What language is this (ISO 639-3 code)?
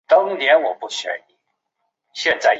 zho